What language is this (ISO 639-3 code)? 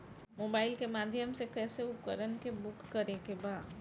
bho